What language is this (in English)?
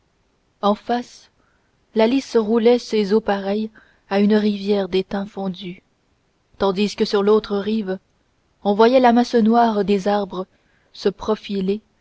French